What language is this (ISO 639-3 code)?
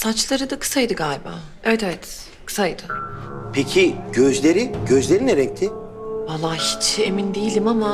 tur